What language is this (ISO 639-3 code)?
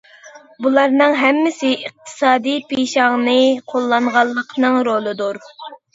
uig